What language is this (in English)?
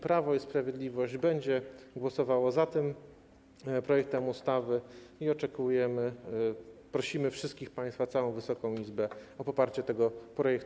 Polish